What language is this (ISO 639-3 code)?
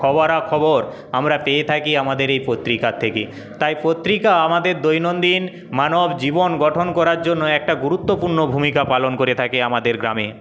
ben